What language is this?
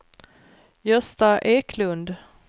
Swedish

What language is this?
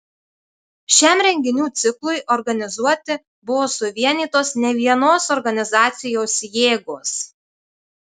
Lithuanian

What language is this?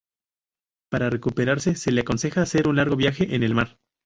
Spanish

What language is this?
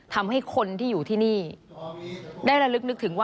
Thai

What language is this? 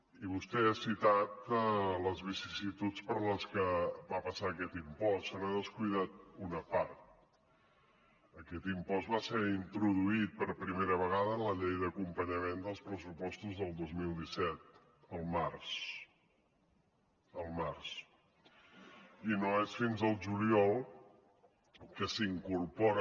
Catalan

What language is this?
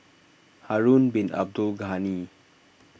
English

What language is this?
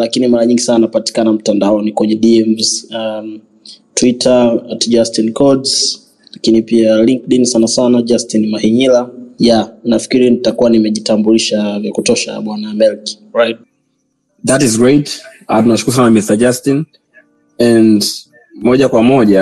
Swahili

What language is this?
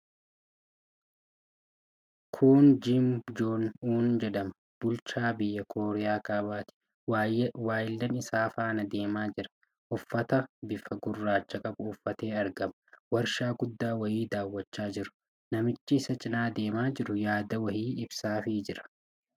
Oromo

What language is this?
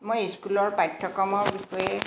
Assamese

